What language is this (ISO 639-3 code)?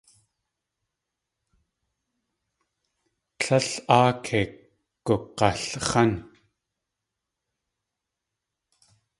tli